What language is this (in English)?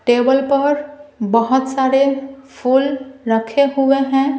Hindi